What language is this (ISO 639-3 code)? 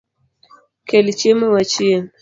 luo